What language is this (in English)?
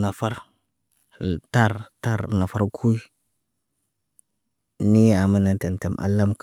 Naba